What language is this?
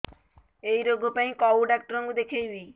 Odia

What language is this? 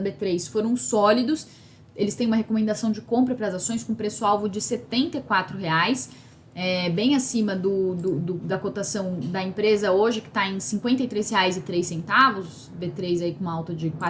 Portuguese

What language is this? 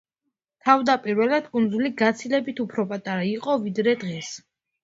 Georgian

